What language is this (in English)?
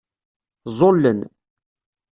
Kabyle